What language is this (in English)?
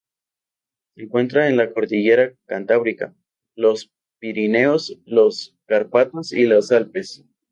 Spanish